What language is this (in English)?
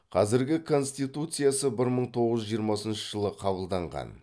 Kazakh